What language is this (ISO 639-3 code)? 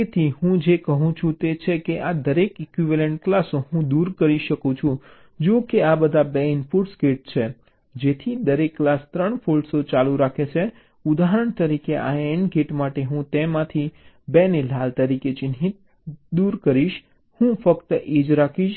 guj